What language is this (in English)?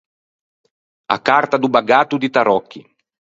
Ligurian